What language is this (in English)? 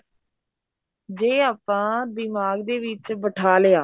Punjabi